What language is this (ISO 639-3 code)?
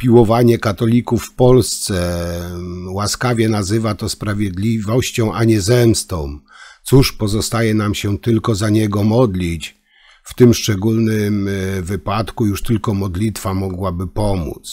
pol